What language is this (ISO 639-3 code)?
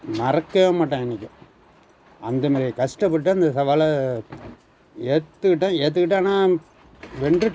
tam